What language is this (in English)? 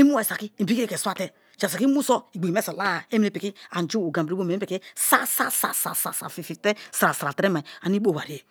Kalabari